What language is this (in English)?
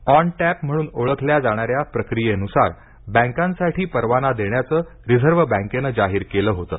Marathi